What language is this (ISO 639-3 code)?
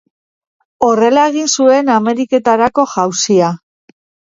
eus